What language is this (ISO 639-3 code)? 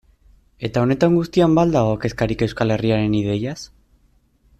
eus